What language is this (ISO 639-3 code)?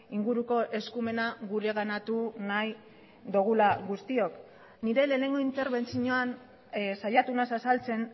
eus